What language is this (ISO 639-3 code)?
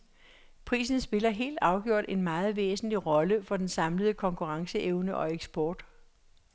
dan